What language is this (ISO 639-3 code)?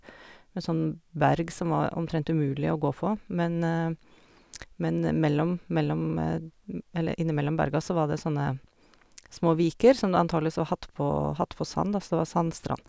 nor